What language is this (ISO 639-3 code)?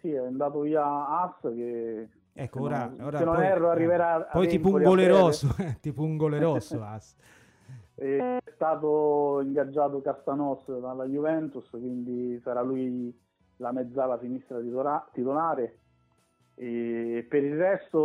ita